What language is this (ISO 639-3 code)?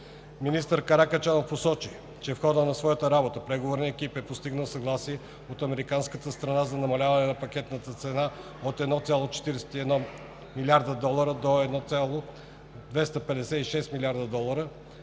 bul